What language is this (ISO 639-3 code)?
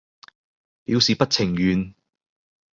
yue